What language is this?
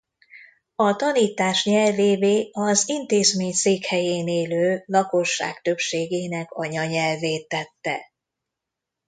Hungarian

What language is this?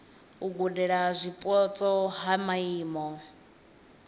Venda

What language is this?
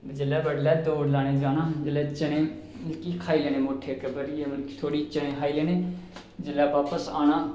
Dogri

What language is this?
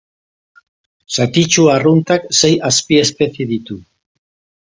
Basque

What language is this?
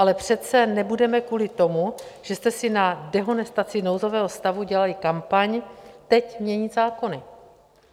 Czech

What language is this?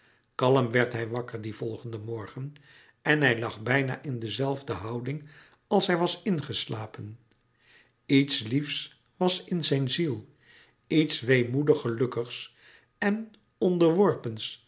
Dutch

